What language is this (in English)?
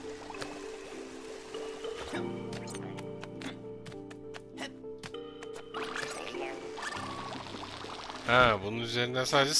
Turkish